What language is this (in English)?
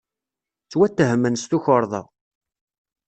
Kabyle